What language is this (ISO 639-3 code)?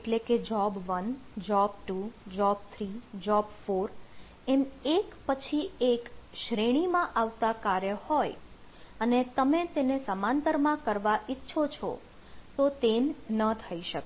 guj